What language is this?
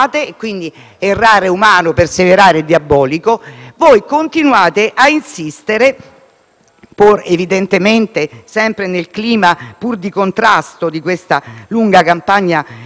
Italian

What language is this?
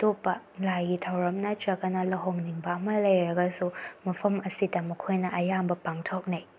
Manipuri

